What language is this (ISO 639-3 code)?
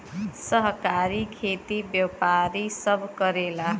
bho